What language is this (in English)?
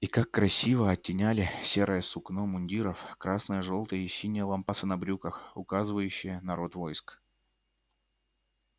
Russian